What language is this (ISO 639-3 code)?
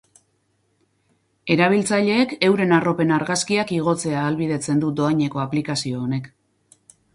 eus